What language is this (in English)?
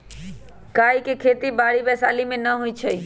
Magahi